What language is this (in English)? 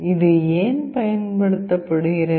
Tamil